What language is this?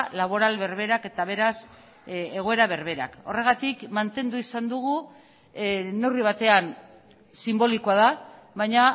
Basque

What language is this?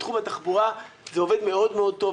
Hebrew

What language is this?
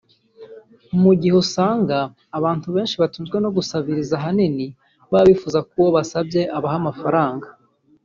Kinyarwanda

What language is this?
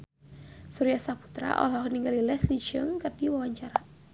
Sundanese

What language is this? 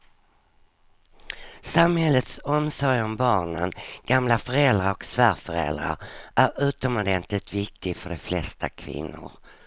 Swedish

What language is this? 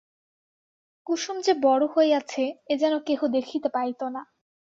Bangla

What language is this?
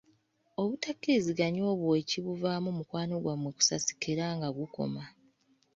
Ganda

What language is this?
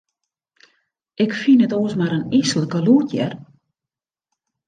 Western Frisian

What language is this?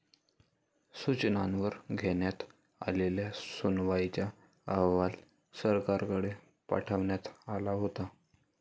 Marathi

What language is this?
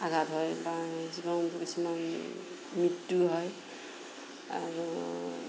Assamese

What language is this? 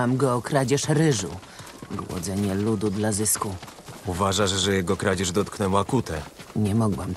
Polish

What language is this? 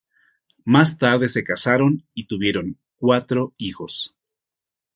Spanish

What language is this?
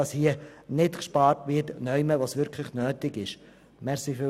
Swiss German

